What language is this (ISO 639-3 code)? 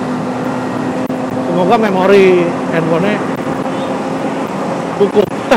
ind